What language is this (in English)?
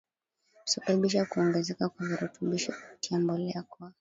Swahili